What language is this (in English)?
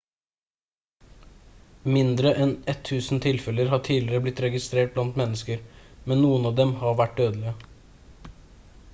Norwegian Bokmål